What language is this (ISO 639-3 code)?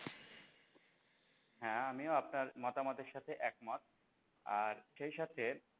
ben